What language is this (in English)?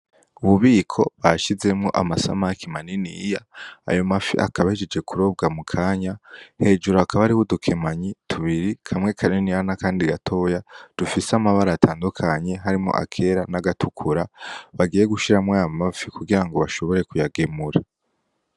Rundi